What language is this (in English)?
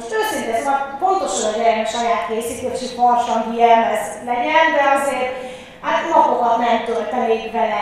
Hungarian